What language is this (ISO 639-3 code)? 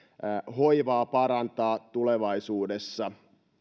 fin